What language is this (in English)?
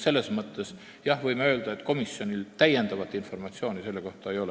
Estonian